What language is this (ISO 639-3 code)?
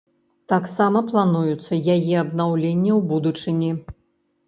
bel